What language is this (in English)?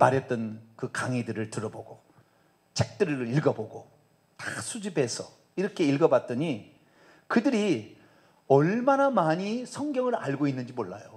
Korean